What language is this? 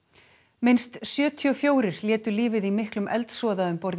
Icelandic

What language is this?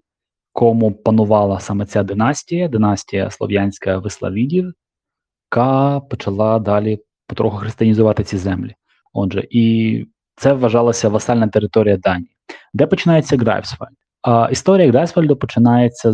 Ukrainian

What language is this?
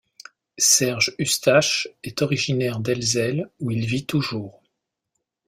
French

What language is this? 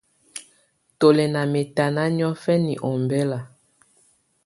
Tunen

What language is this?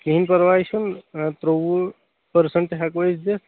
Kashmiri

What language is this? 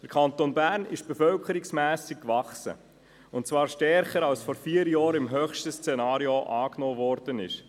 Swiss German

